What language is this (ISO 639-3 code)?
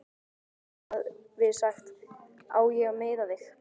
isl